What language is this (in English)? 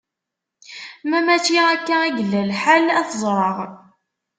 Kabyle